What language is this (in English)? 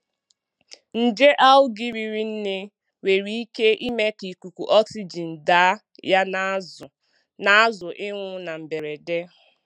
Igbo